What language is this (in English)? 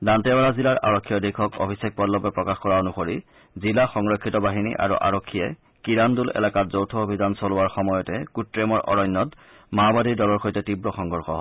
Assamese